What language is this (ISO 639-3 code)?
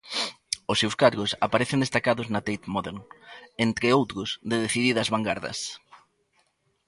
glg